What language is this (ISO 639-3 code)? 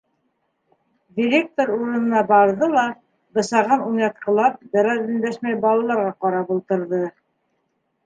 bak